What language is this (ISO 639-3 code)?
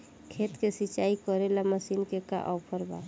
bho